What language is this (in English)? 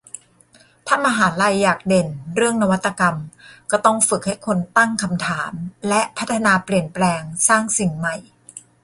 Thai